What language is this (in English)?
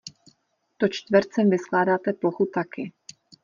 Czech